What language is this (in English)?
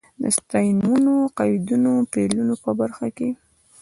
Pashto